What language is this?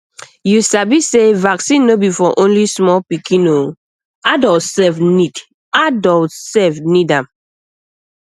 Nigerian Pidgin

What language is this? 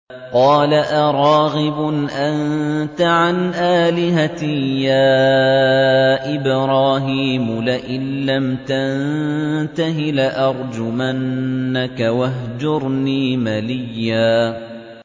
Arabic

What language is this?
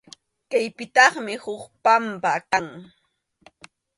Arequipa-La Unión Quechua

